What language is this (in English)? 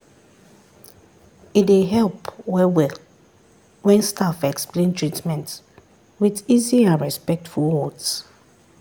Nigerian Pidgin